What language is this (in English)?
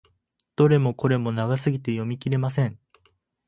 Japanese